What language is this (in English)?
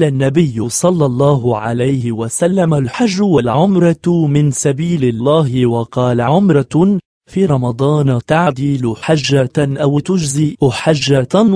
Arabic